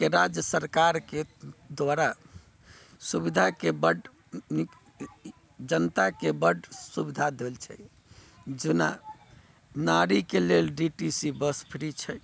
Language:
Maithili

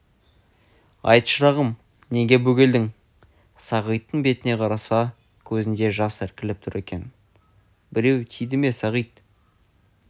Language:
Kazakh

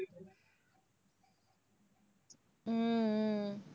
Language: Tamil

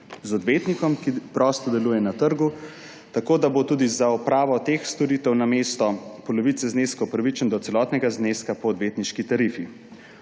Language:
Slovenian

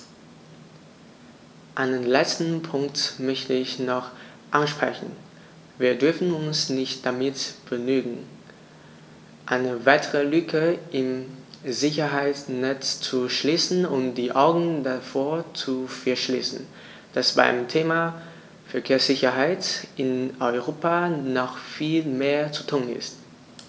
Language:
German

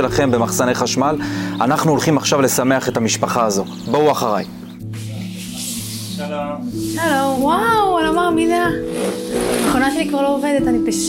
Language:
Hebrew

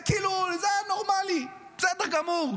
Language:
Hebrew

